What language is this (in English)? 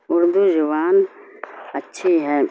Urdu